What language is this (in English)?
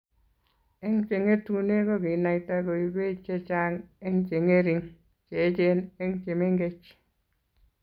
Kalenjin